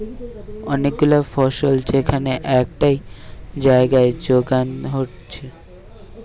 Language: Bangla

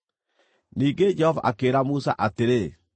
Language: Kikuyu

